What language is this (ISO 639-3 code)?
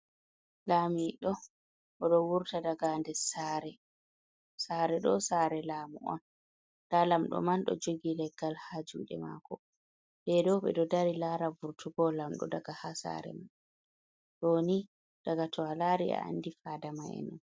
ful